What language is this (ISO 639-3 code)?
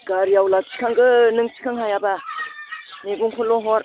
brx